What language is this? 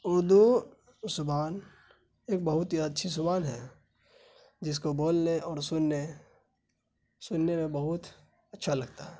Urdu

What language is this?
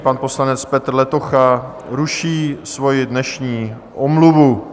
Czech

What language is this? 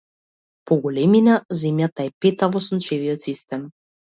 Macedonian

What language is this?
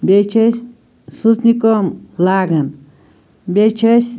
Kashmiri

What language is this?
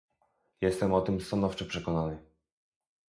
Polish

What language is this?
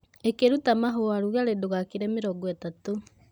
Kikuyu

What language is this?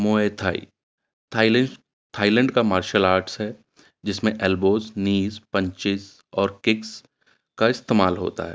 Urdu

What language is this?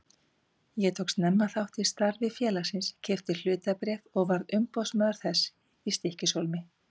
Icelandic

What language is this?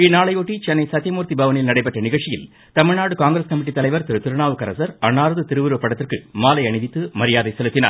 Tamil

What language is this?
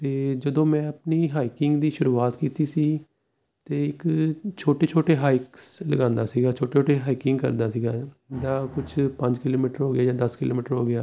Punjabi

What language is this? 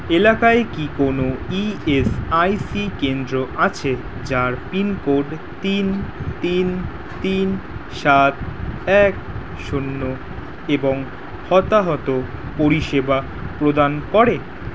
Bangla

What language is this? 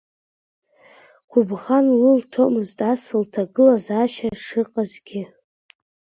Abkhazian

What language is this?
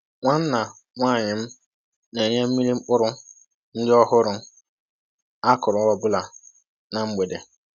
Igbo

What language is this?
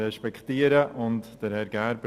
Swiss German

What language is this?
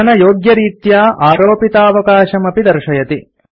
Sanskrit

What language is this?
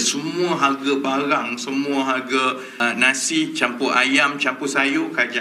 Malay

